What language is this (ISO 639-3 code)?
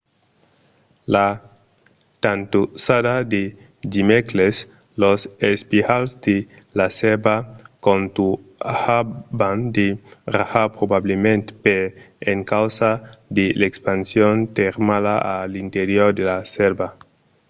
oci